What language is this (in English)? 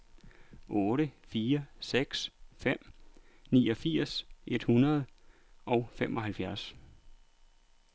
Danish